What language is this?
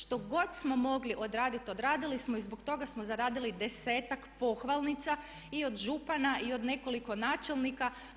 Croatian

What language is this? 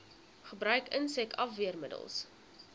Afrikaans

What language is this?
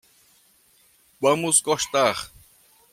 Portuguese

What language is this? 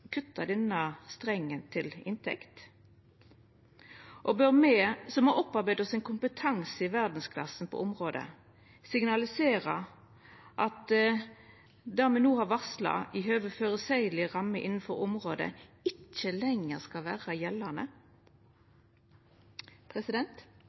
Norwegian Nynorsk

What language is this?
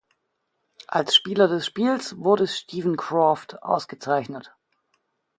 German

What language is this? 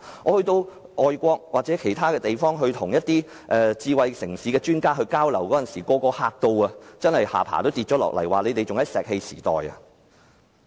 Cantonese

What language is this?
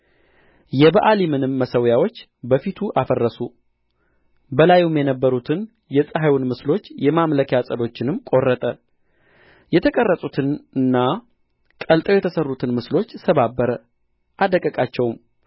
Amharic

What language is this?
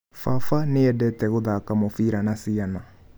Kikuyu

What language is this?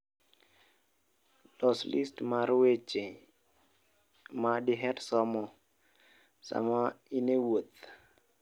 Luo (Kenya and Tanzania)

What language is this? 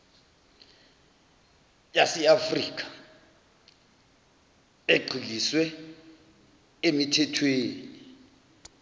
Zulu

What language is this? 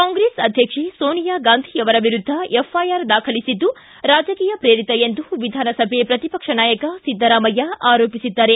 Kannada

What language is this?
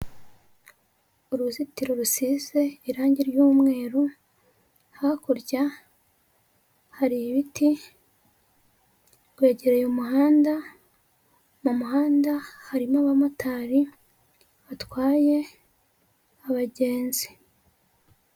Kinyarwanda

